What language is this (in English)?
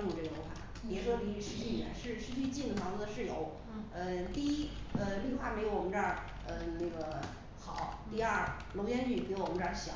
Chinese